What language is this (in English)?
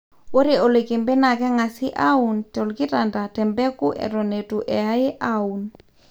Masai